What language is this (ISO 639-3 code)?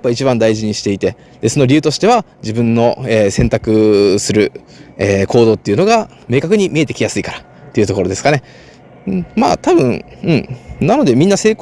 jpn